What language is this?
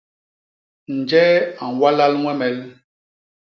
Basaa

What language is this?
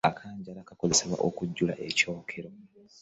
Ganda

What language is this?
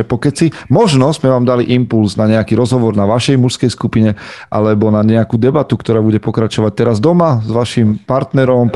Slovak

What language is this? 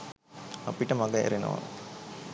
Sinhala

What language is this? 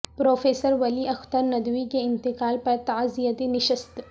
Urdu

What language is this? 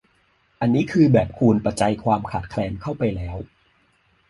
Thai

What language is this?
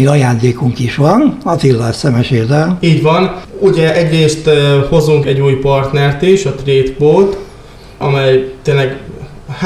Hungarian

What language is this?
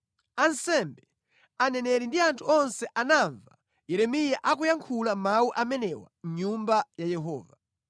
Nyanja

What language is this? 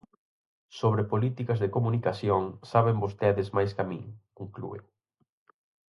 Galician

